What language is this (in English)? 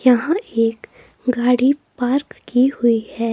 Hindi